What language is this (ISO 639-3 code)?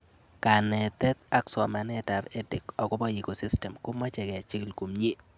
kln